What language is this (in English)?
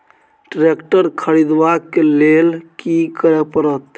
Maithili